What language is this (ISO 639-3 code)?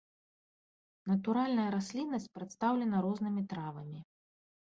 bel